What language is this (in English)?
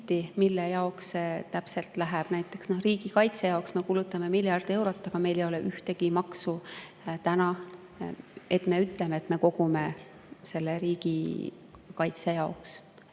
Estonian